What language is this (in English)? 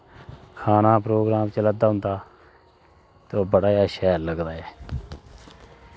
Dogri